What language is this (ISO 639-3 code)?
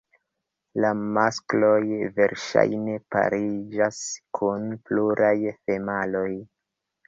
epo